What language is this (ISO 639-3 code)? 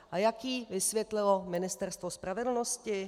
ces